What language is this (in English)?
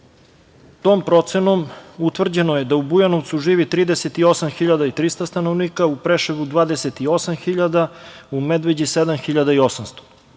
Serbian